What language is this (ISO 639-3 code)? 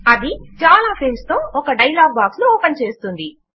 tel